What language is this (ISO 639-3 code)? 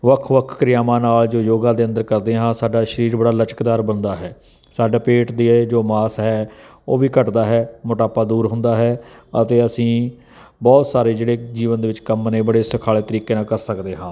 pan